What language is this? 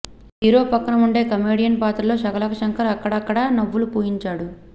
Telugu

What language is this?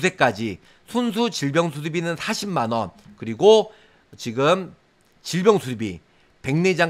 Korean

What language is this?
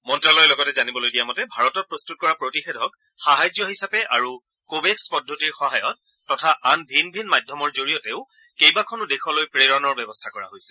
Assamese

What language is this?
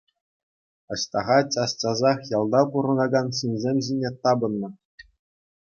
Chuvash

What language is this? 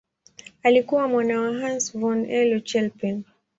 Swahili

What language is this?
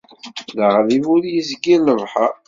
Kabyle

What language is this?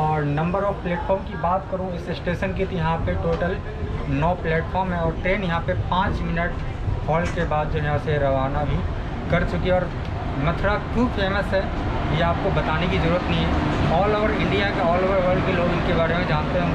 Hindi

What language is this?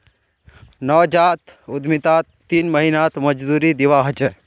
Magahi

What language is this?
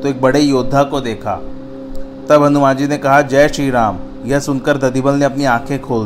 Hindi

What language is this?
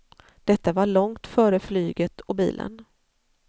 Swedish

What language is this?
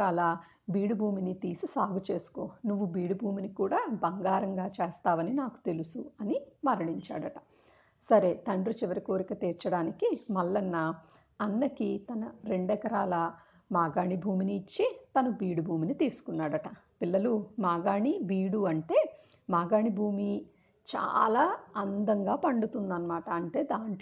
Telugu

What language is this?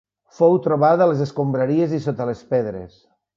Catalan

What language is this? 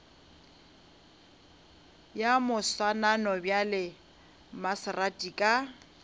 Northern Sotho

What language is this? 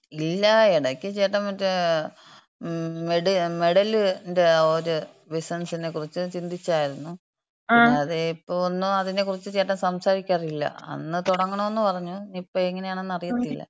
Malayalam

